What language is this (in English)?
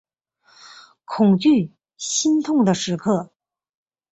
Chinese